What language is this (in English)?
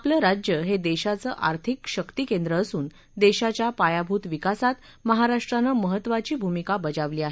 Marathi